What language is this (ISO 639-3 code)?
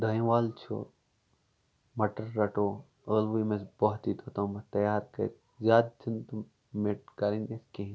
kas